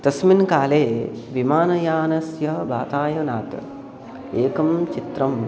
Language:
Sanskrit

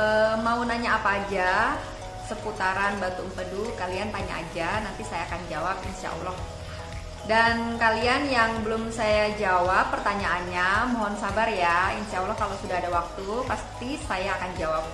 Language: Indonesian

